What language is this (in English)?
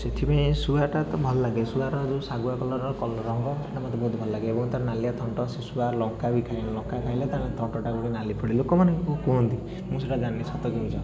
Odia